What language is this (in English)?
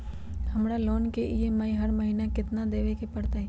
Magahi